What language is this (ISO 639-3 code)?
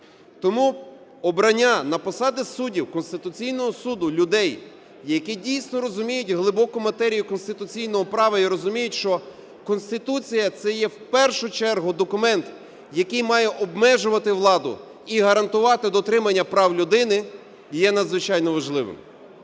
ukr